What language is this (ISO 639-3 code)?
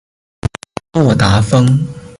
zho